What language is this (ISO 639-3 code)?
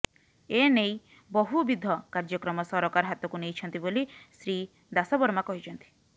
ori